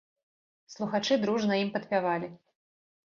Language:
Belarusian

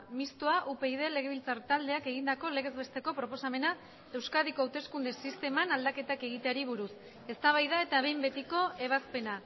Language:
Basque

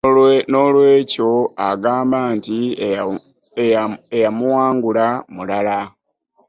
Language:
Ganda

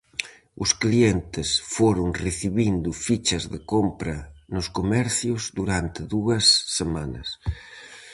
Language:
Galician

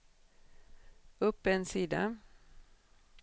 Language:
Swedish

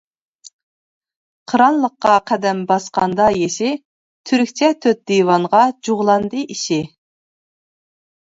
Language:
Uyghur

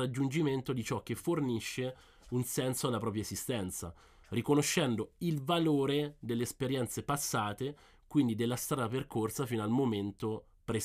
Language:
Italian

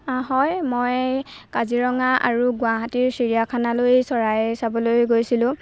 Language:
Assamese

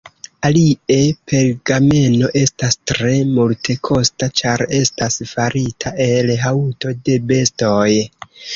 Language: Esperanto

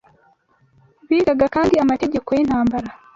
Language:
Kinyarwanda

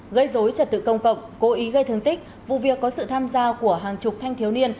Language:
Vietnamese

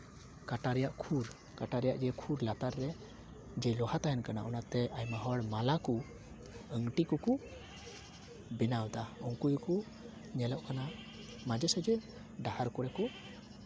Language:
Santali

